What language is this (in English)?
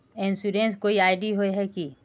Magahi